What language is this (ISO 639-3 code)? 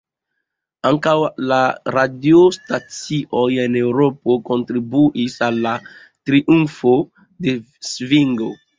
epo